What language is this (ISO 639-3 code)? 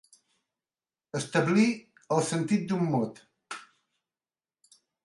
cat